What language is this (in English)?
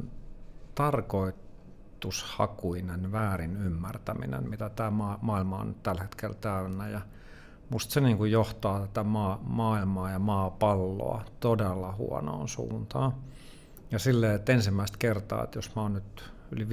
Finnish